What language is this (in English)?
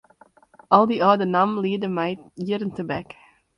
Western Frisian